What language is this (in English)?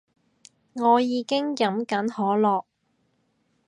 Cantonese